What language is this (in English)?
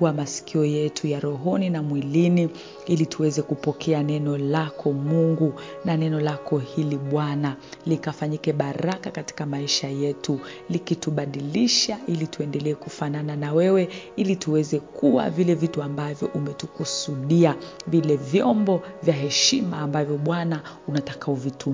Swahili